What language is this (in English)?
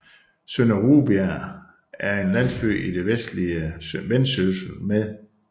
Danish